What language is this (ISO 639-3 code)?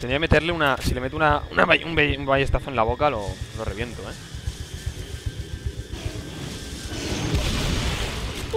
spa